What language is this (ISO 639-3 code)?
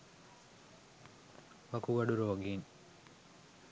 sin